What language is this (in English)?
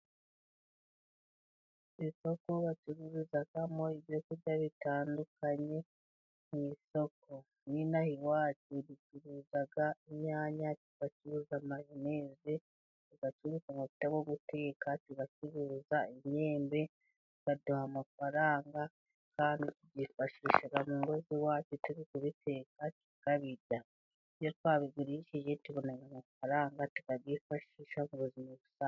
Kinyarwanda